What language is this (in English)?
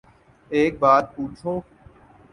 Urdu